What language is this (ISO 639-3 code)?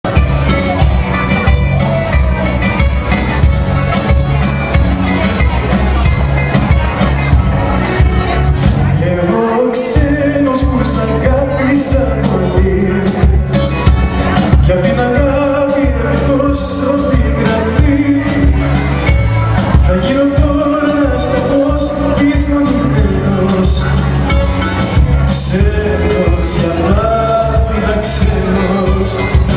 ell